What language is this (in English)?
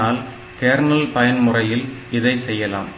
Tamil